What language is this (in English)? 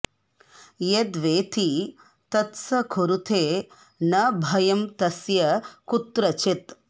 Sanskrit